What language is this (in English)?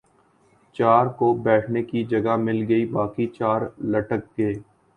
Urdu